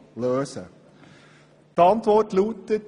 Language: Swiss German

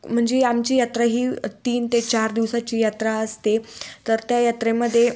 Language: Marathi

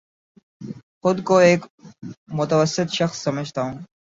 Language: Urdu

